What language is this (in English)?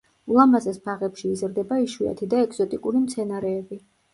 Georgian